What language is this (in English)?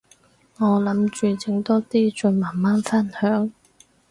Cantonese